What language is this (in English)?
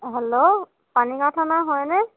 Assamese